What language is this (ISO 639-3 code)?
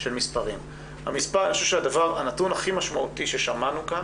heb